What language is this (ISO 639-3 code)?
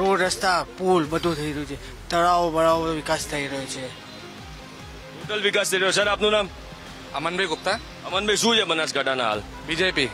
guj